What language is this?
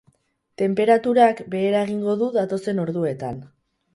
Basque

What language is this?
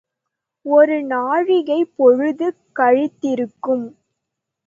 Tamil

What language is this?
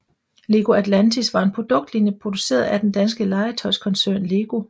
Danish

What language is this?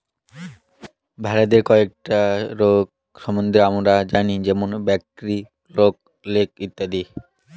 Bangla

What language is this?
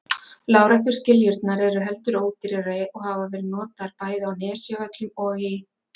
Icelandic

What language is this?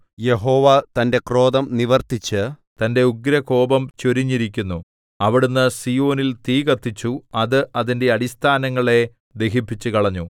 Malayalam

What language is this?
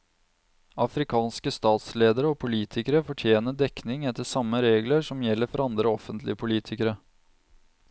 Norwegian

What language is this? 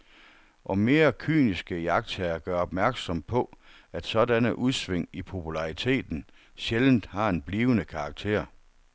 Danish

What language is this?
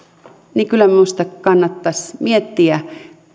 Finnish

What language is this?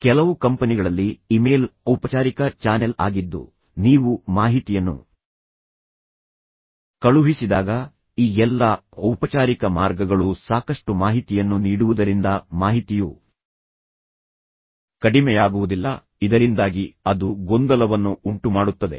Kannada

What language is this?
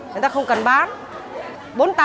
Vietnamese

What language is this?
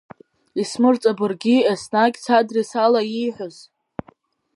Abkhazian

